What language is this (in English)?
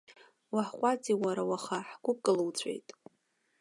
Abkhazian